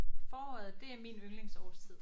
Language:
Danish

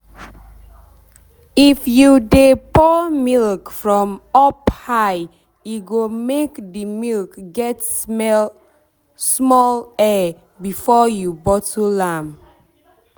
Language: Nigerian Pidgin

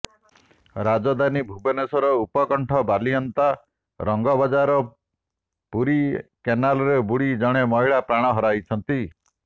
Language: Odia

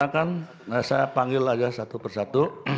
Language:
Indonesian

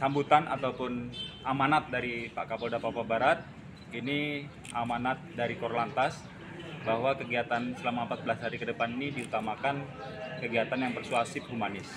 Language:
Indonesian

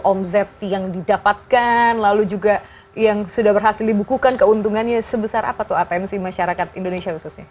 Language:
Indonesian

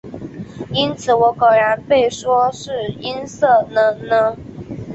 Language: Chinese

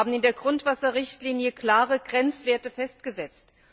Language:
German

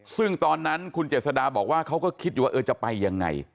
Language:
Thai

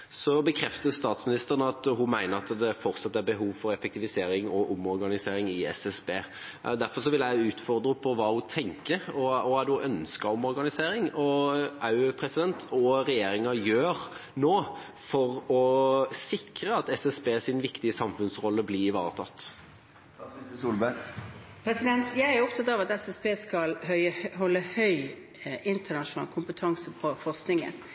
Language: Norwegian Bokmål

